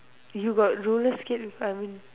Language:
English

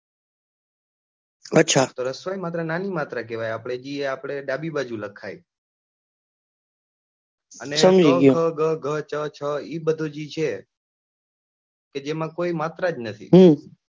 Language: Gujarati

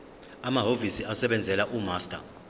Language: Zulu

